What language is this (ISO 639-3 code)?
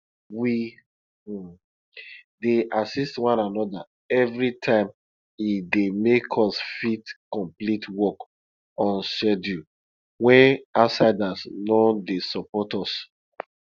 pcm